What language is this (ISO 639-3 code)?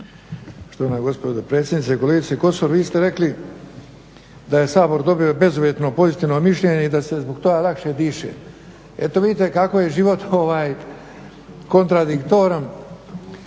hrv